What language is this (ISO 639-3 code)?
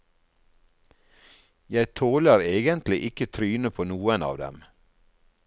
nor